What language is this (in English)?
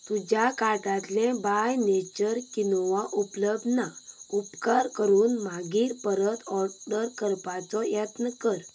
Konkani